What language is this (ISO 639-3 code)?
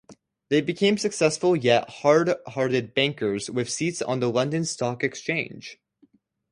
eng